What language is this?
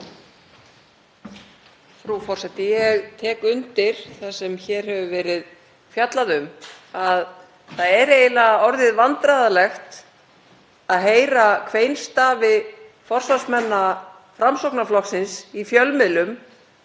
Icelandic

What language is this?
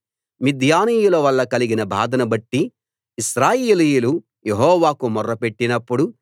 Telugu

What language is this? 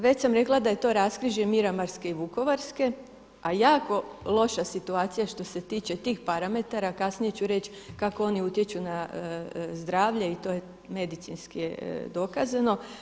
Croatian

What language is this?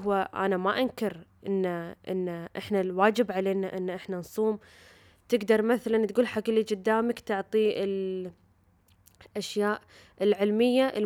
Arabic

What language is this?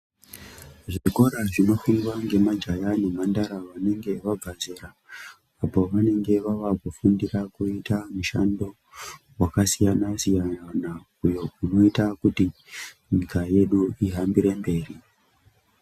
Ndau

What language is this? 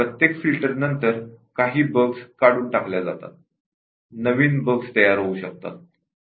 Marathi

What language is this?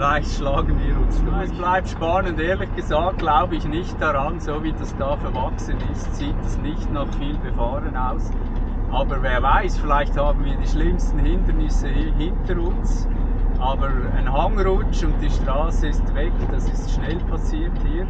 German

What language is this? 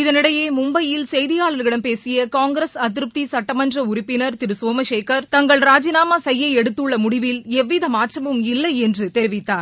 Tamil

